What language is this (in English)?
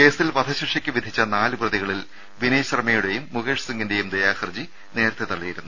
Malayalam